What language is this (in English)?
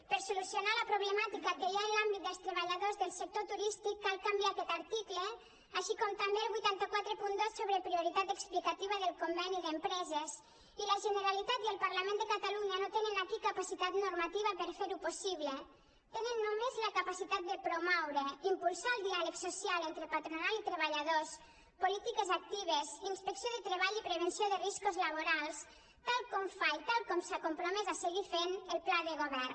Catalan